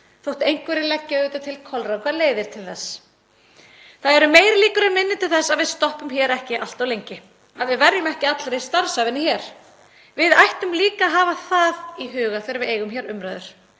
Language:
Icelandic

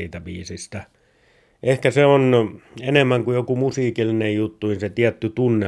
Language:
Finnish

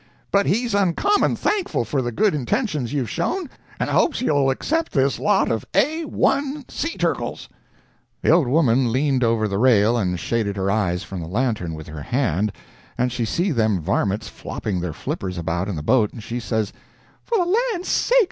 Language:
English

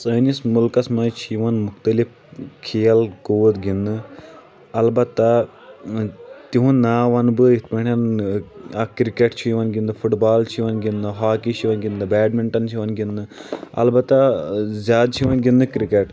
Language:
Kashmiri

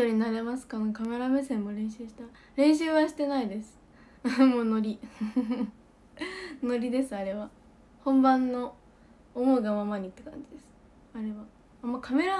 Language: Japanese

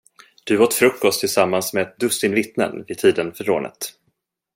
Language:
Swedish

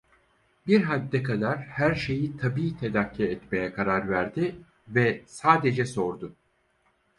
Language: Turkish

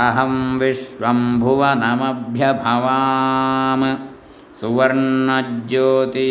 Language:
Kannada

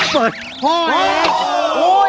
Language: Thai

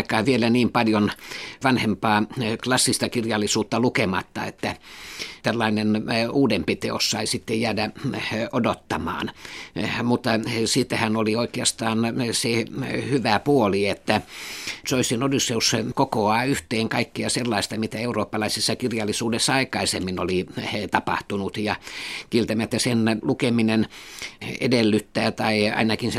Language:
Finnish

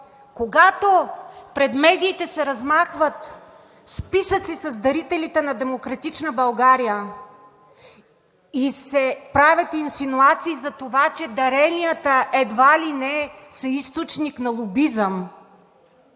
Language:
Bulgarian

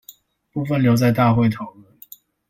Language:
Chinese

